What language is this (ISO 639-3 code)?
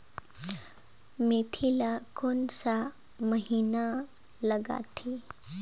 hne